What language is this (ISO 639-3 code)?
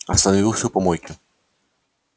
rus